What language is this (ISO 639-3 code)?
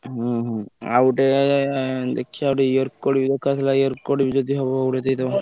ori